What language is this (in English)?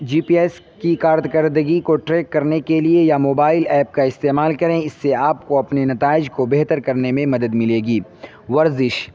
Urdu